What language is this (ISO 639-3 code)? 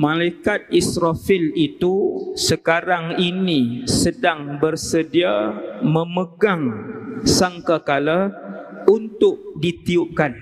msa